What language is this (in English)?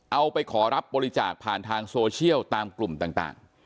Thai